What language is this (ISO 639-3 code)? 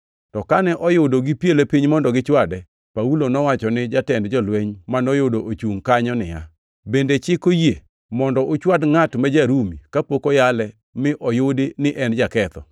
luo